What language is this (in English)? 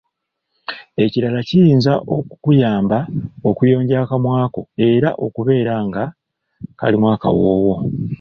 Ganda